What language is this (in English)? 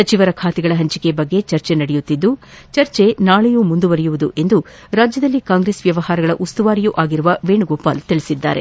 Kannada